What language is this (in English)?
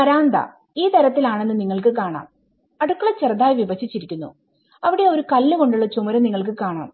Malayalam